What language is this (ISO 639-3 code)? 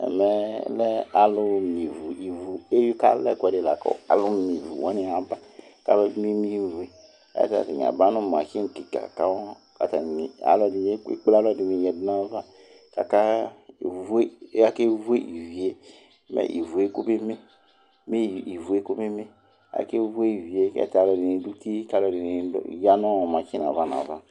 kpo